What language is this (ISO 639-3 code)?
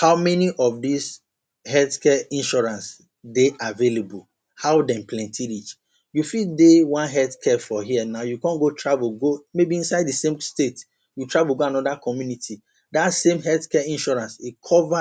pcm